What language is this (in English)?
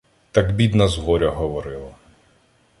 Ukrainian